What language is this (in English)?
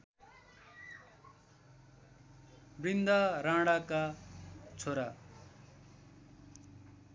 Nepali